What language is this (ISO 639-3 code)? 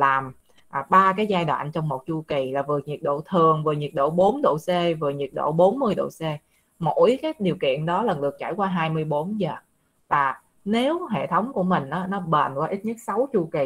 vie